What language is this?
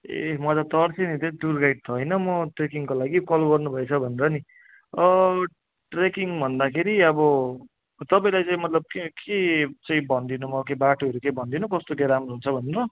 Nepali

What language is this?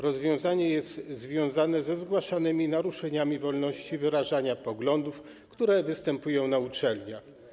Polish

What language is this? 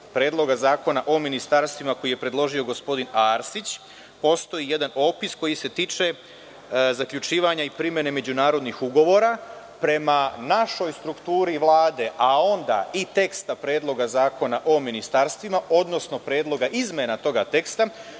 Serbian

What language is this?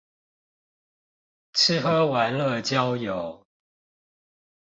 Chinese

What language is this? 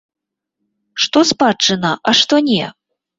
Belarusian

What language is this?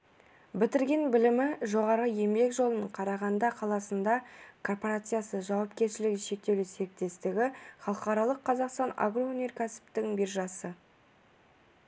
Kazakh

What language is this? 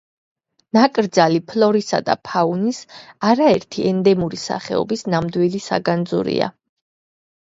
Georgian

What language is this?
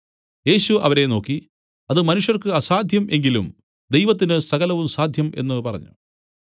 Malayalam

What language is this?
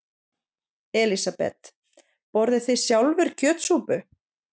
Icelandic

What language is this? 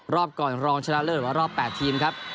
Thai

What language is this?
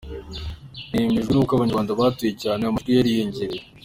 Kinyarwanda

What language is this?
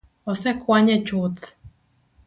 Luo (Kenya and Tanzania)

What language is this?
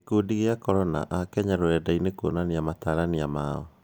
Kikuyu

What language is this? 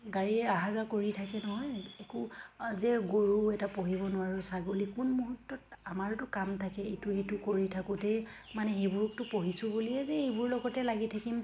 Assamese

